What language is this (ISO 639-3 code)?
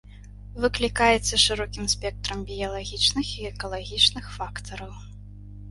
bel